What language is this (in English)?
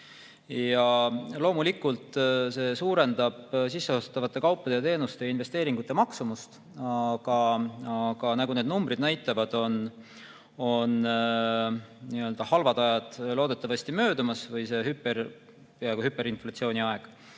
Estonian